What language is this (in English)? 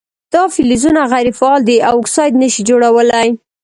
Pashto